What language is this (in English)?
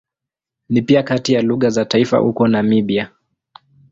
Swahili